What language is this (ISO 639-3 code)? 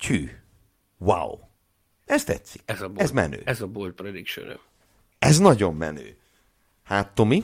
hun